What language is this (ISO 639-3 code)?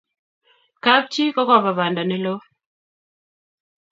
kln